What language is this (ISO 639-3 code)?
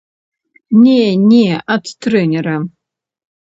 bel